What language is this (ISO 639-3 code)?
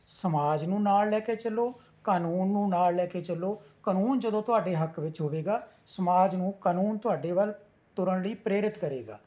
pan